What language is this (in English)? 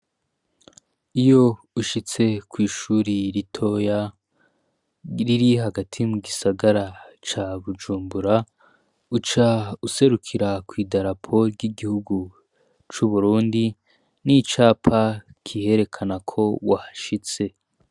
Rundi